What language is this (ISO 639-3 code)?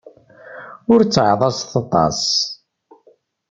kab